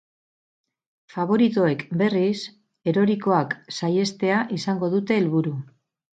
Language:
Basque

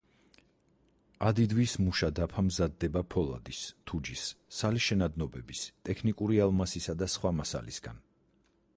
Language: Georgian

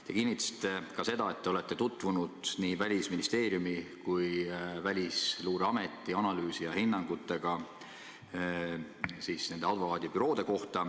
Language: Estonian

